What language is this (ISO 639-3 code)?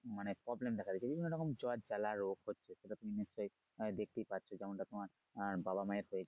ben